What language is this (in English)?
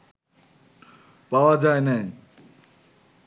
Bangla